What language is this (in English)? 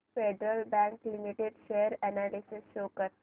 Marathi